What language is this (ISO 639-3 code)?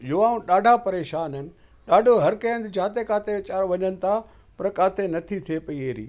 snd